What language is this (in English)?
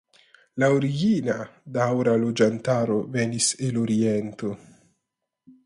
Esperanto